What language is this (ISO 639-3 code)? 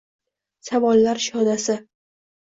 uzb